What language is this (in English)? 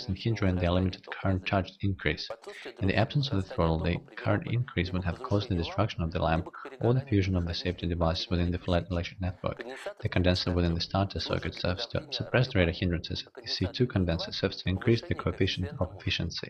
English